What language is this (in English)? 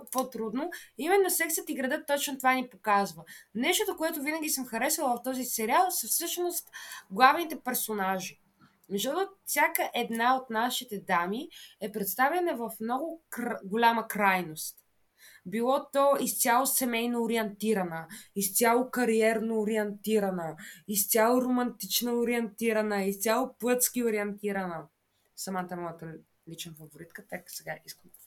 Bulgarian